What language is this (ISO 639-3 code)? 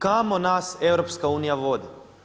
hrv